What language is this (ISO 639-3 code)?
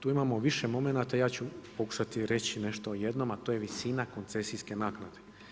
hrv